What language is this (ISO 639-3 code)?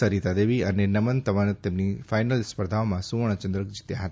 guj